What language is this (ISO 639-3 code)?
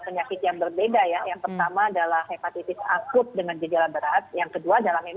ind